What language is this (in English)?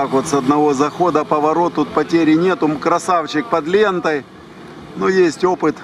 Russian